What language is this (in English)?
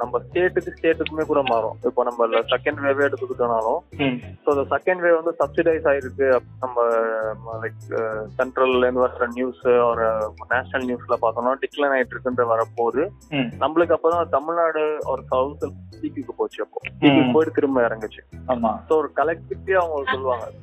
Tamil